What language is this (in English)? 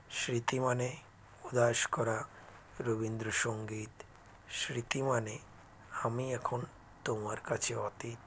Bangla